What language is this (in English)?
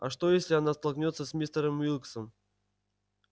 Russian